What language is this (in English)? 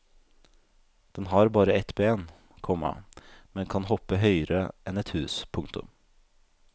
Norwegian